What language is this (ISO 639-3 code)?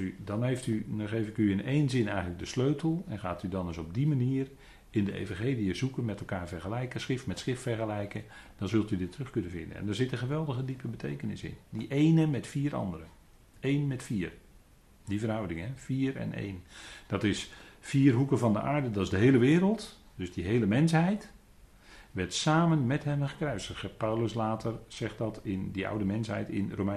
nld